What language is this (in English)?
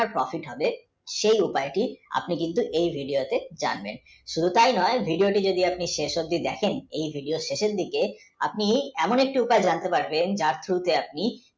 Bangla